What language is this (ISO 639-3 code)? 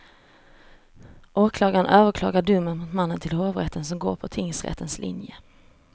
swe